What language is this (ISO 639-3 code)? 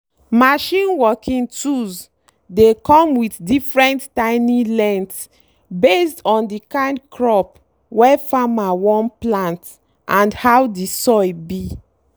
pcm